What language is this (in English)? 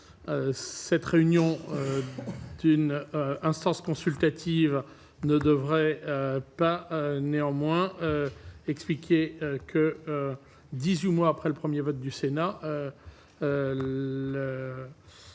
French